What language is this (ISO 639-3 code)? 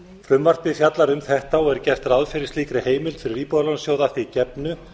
isl